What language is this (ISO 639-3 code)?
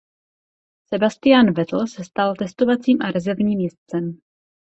ces